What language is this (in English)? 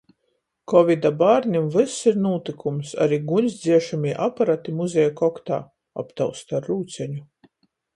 Latgalian